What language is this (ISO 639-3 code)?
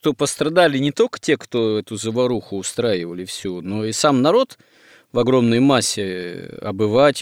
rus